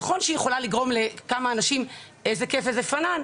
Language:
Hebrew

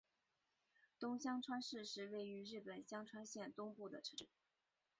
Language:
Chinese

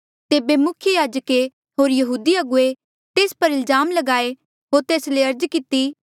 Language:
Mandeali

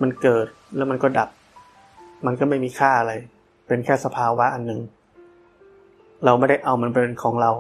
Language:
Thai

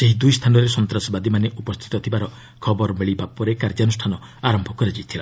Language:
Odia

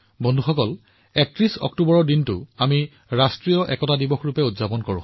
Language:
Assamese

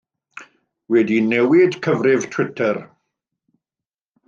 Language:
Welsh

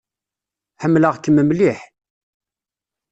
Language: Kabyle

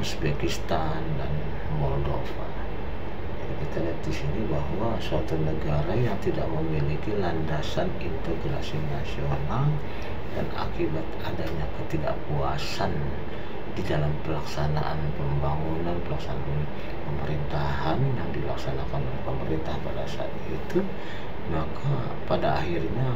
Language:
Indonesian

